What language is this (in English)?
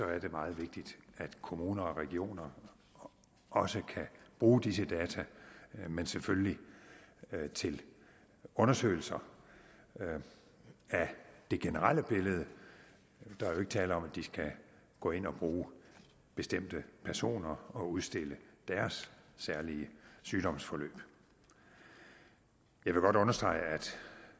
Danish